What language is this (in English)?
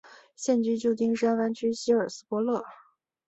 Chinese